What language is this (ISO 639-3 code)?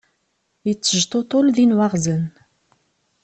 kab